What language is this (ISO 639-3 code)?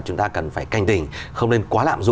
vie